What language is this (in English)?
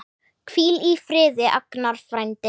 Icelandic